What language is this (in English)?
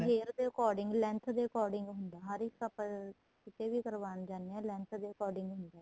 Punjabi